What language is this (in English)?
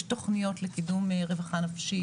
Hebrew